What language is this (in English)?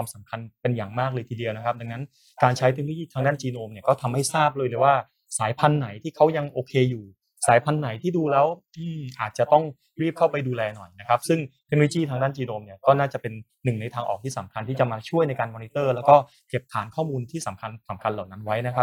Thai